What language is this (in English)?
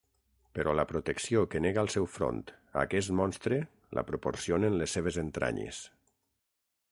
Catalan